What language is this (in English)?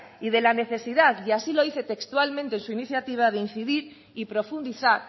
Spanish